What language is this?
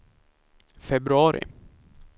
Swedish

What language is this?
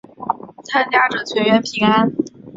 Chinese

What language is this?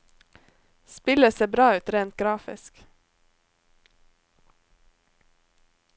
Norwegian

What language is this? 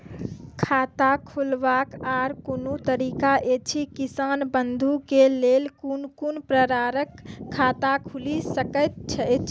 Maithili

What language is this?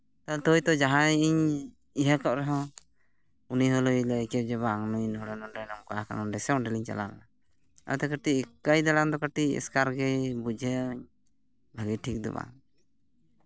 Santali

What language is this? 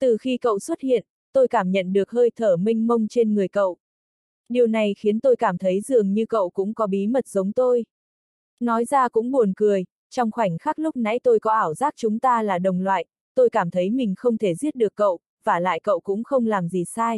Vietnamese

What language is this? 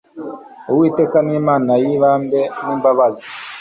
Kinyarwanda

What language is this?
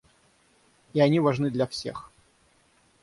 Russian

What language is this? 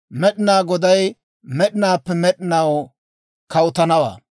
Dawro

